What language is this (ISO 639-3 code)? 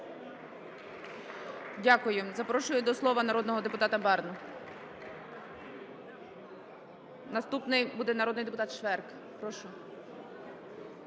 ukr